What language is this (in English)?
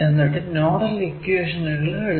Malayalam